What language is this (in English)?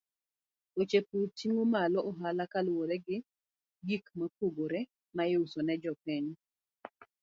Luo (Kenya and Tanzania)